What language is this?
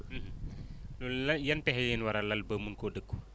Wolof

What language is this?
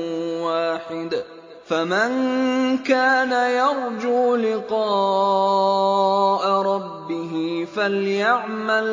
Arabic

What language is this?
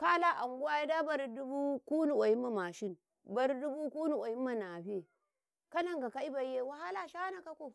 Karekare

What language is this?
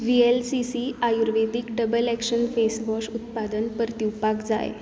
Konkani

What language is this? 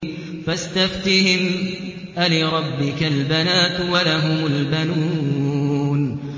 Arabic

